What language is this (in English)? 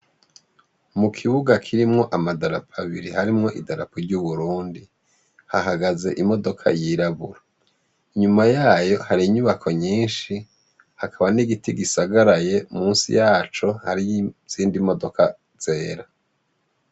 Rundi